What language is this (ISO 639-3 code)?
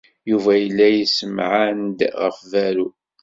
kab